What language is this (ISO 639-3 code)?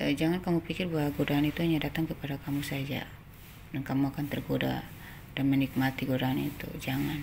ind